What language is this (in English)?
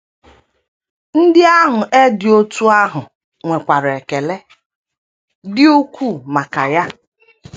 Igbo